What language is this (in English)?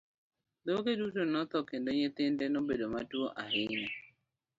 Luo (Kenya and Tanzania)